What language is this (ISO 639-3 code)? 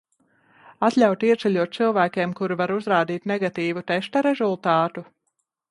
lav